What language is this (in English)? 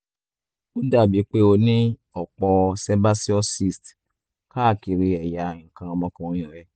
Yoruba